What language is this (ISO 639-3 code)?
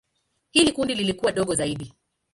swa